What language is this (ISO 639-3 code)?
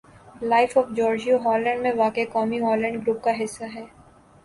urd